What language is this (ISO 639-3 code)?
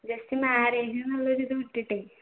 mal